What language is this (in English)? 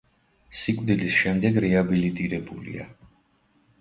Georgian